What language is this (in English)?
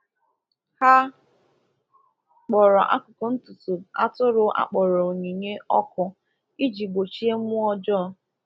Igbo